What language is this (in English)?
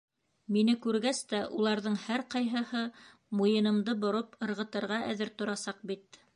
Bashkir